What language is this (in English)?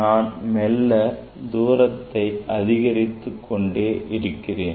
Tamil